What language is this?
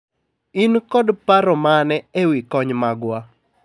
Luo (Kenya and Tanzania)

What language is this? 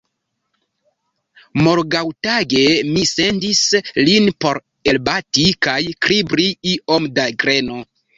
Esperanto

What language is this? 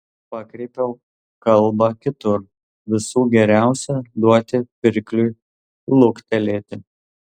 Lithuanian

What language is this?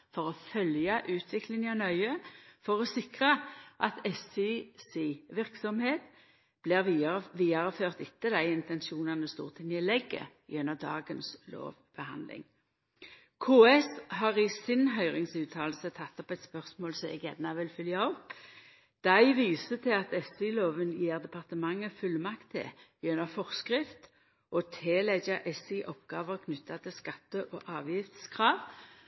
Norwegian Nynorsk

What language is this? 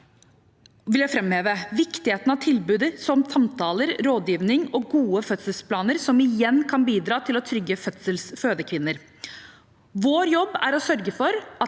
Norwegian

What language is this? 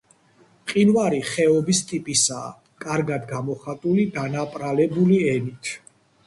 Georgian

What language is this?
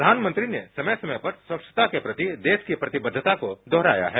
Hindi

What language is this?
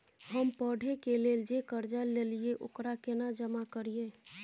Maithili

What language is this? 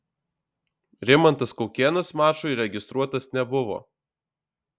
Lithuanian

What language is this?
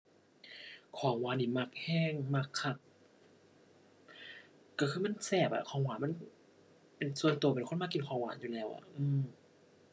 Thai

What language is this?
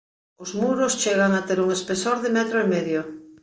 Galician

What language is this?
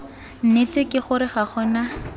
Tswana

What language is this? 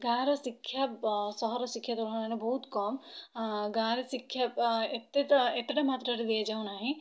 Odia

